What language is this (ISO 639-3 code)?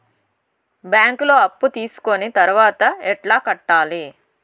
tel